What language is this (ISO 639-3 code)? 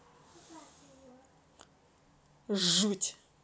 rus